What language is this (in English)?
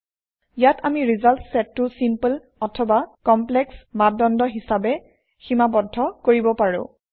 Assamese